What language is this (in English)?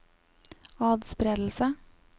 Norwegian